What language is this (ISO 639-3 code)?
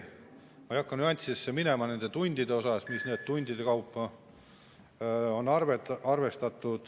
est